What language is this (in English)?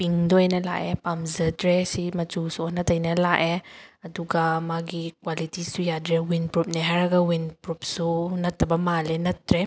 Manipuri